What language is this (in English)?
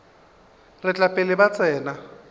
Northern Sotho